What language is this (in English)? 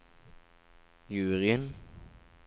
Norwegian